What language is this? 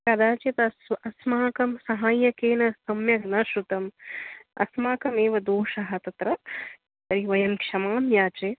Sanskrit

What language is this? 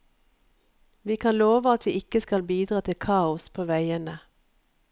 Norwegian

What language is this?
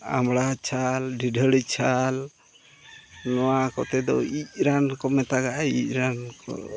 Santali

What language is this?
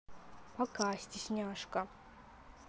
Russian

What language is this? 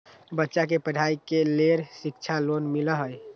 Magahi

